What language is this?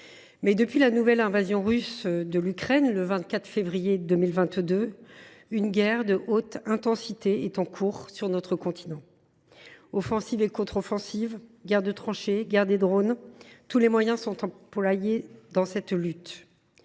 French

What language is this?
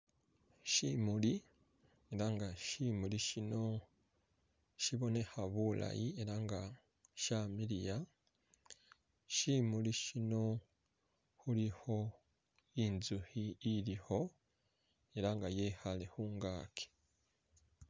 Masaaba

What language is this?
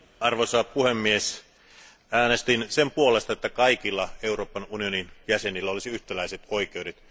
Finnish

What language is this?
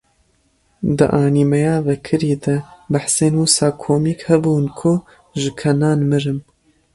Kurdish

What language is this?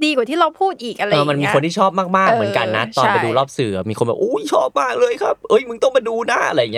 Thai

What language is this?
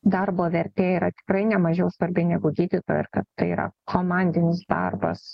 Lithuanian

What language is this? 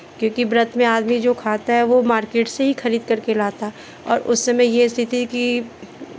Hindi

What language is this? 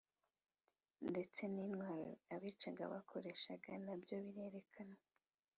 Kinyarwanda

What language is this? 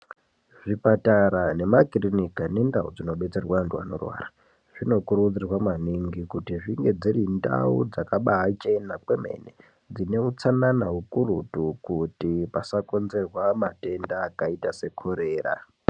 Ndau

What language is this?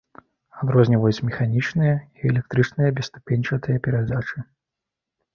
Belarusian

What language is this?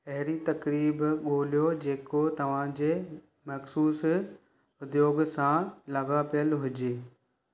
Sindhi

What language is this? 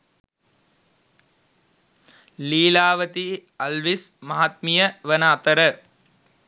Sinhala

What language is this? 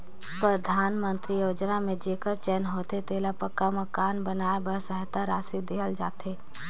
Chhattisgarhi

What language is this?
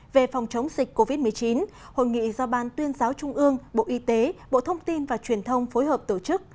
Vietnamese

